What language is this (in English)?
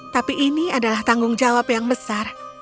Indonesian